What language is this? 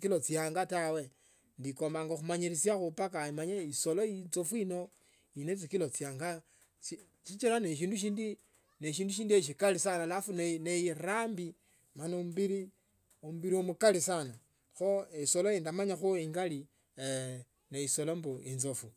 Tsotso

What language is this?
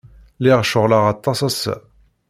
Kabyle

